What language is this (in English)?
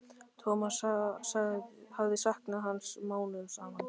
Icelandic